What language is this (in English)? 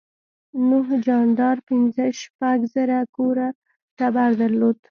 Pashto